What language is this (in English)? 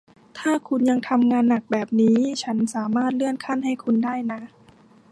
Thai